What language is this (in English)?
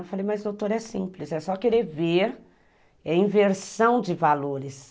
Portuguese